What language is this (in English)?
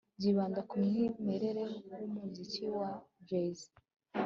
Kinyarwanda